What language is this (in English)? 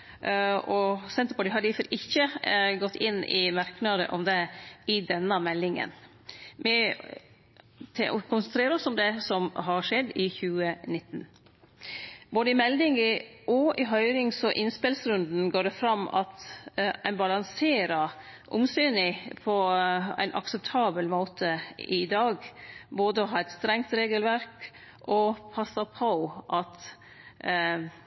Norwegian Nynorsk